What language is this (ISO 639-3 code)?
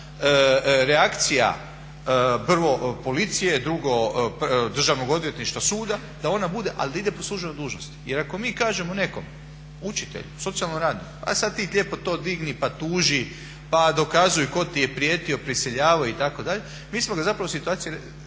hrv